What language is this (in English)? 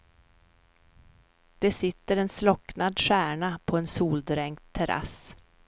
Swedish